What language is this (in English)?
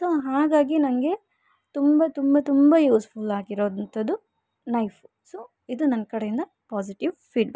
Kannada